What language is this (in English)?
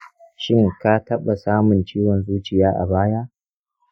Hausa